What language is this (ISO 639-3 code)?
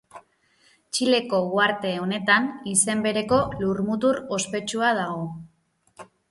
eus